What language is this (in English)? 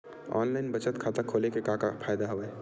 Chhattisgarhi